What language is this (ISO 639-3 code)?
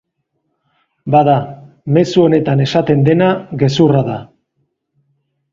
eus